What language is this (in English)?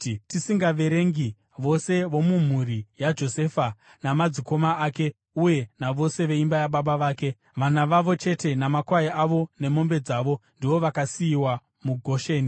Shona